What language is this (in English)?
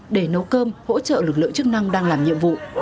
Vietnamese